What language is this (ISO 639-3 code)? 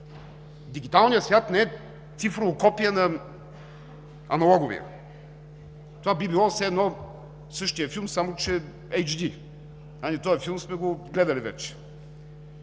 bul